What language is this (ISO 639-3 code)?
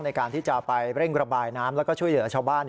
tha